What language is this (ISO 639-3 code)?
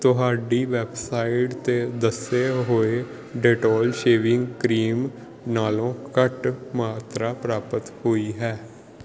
pan